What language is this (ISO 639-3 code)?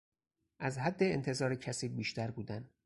fas